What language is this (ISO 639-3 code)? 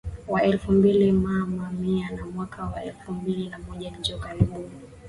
swa